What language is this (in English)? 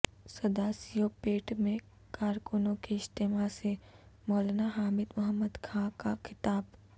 Urdu